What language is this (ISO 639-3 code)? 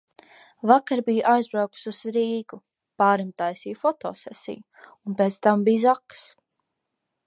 lav